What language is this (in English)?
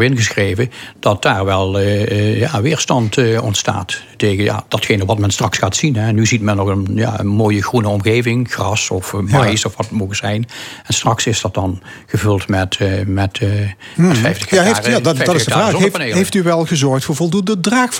Dutch